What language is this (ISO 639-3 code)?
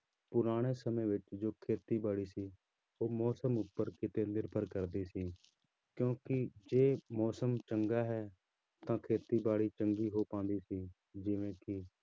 pan